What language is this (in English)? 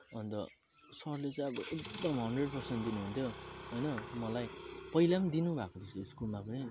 Nepali